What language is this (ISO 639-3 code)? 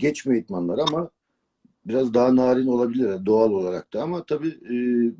tur